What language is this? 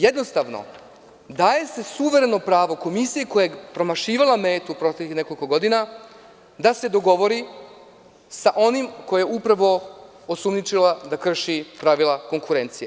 Serbian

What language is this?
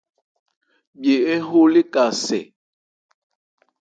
Ebrié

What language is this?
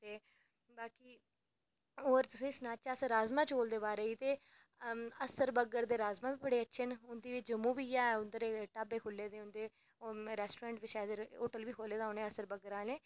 Dogri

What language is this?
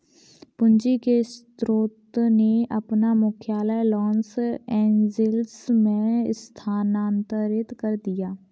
Hindi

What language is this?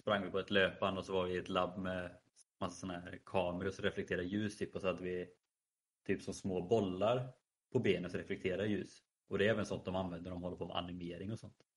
Swedish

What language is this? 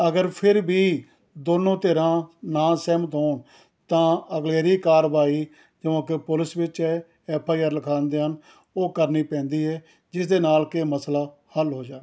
Punjabi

